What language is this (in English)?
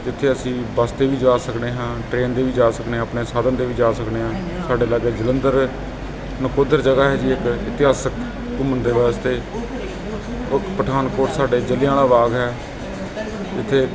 Punjabi